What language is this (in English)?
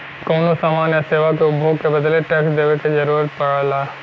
Bhojpuri